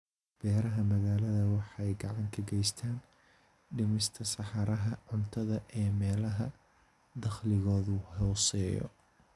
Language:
Somali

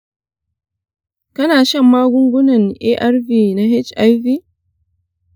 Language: Hausa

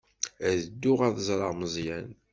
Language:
Kabyle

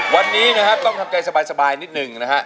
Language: Thai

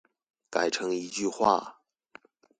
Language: Chinese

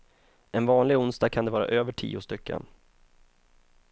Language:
Swedish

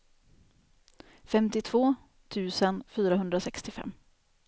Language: Swedish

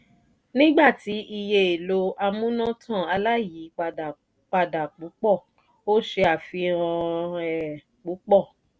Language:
Yoruba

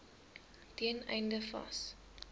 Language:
Afrikaans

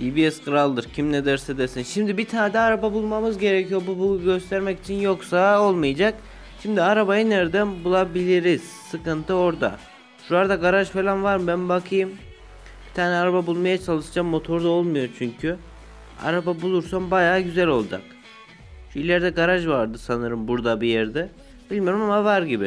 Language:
Turkish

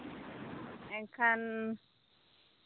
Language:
Santali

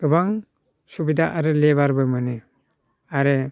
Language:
Bodo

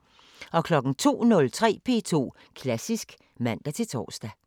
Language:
Danish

